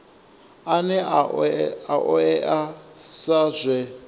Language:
Venda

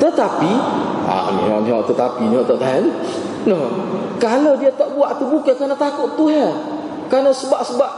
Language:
Malay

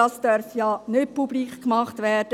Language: Swiss German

